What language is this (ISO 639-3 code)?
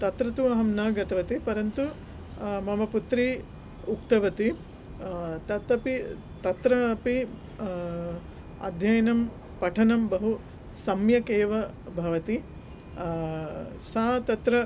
san